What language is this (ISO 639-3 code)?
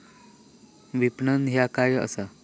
mar